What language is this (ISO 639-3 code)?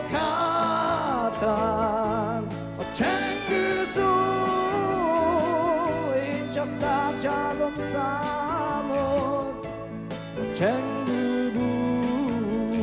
ara